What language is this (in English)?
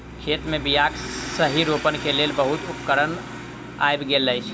Maithili